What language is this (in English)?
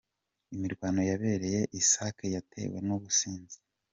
Kinyarwanda